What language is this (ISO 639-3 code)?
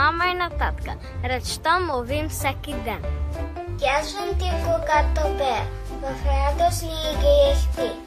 bul